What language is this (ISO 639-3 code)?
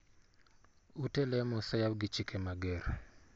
luo